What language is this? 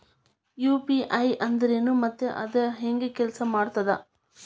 Kannada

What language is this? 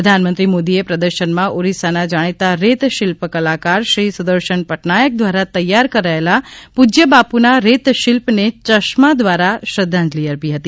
Gujarati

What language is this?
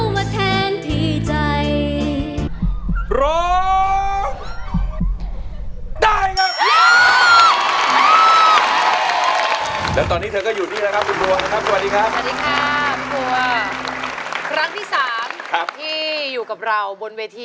Thai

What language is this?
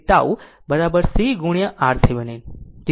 Gujarati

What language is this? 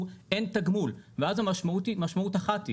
Hebrew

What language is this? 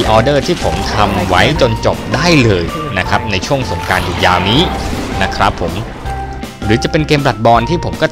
Thai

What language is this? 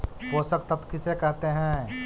Magahi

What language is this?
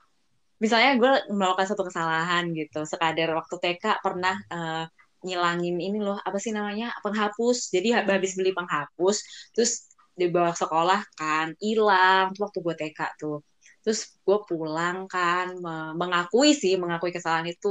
Indonesian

